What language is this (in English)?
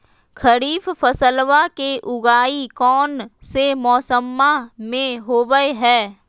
Magahi